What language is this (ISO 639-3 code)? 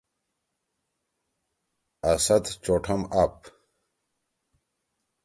trw